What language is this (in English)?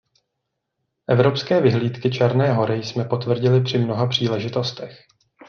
Czech